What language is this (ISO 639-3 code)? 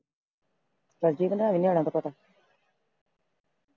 pan